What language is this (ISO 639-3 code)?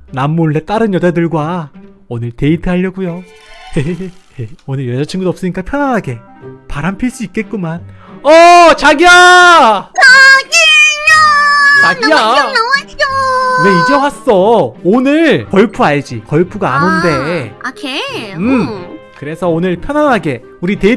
kor